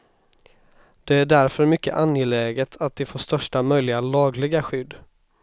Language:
Swedish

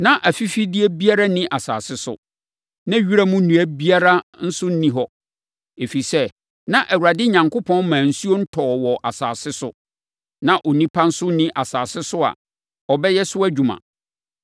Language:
Akan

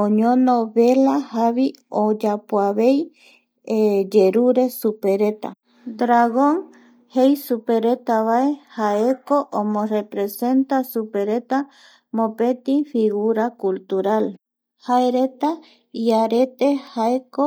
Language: Eastern Bolivian Guaraní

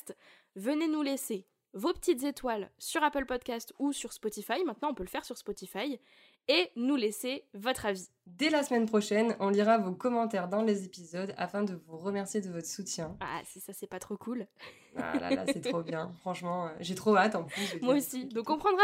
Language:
French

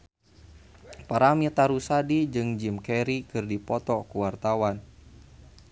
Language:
Sundanese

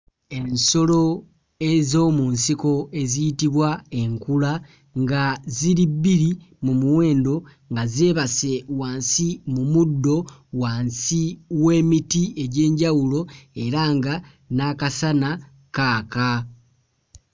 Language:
Ganda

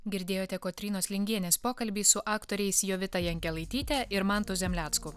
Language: Lithuanian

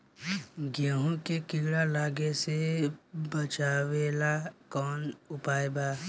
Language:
Bhojpuri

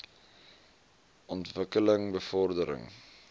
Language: Afrikaans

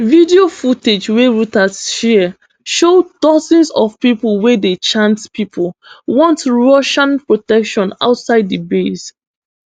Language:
Nigerian Pidgin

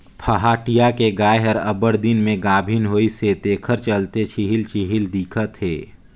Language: Chhattisgarhi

